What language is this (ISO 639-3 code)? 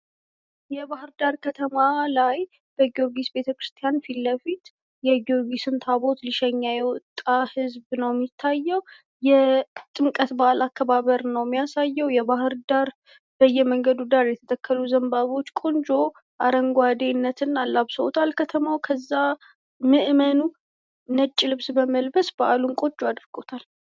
amh